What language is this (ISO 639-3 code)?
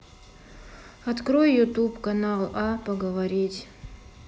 rus